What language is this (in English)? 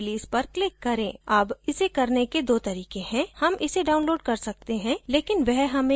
Hindi